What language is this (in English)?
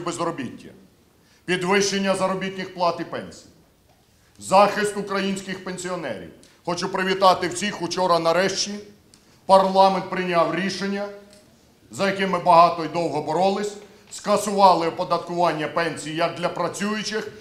Ukrainian